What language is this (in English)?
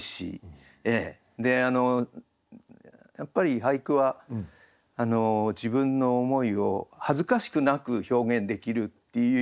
Japanese